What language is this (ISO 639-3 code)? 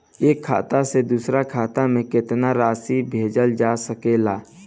bho